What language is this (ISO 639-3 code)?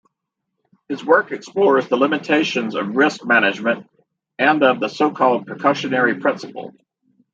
eng